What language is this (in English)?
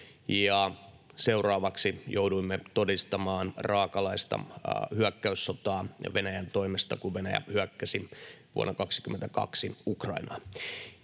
Finnish